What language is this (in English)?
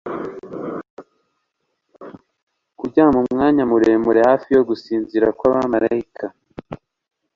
Kinyarwanda